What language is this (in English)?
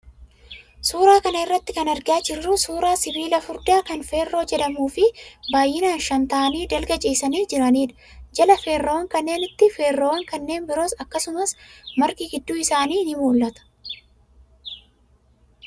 Oromo